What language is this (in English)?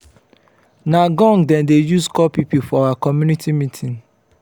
Nigerian Pidgin